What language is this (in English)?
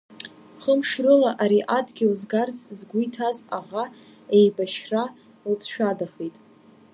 Abkhazian